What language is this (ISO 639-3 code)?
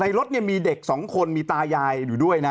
tha